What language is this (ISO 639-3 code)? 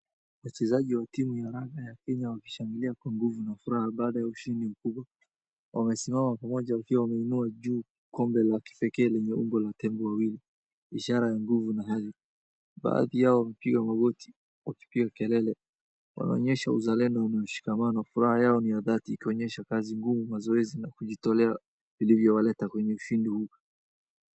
swa